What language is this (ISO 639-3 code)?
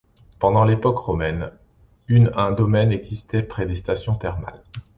fra